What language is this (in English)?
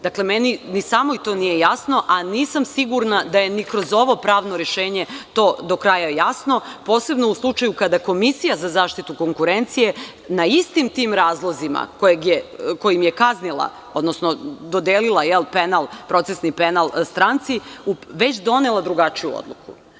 Serbian